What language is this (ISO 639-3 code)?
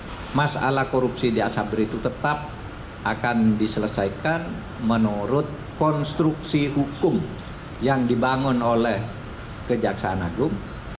ind